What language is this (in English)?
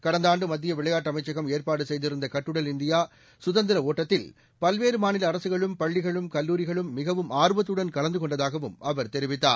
Tamil